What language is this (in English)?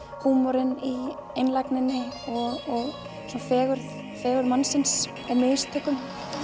Icelandic